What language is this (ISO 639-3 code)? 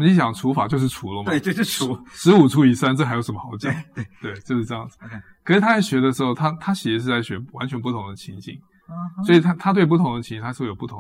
zho